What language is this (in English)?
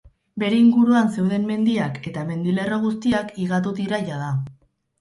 Basque